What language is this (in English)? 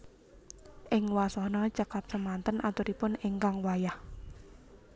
Javanese